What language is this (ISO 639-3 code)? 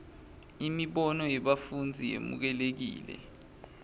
ssw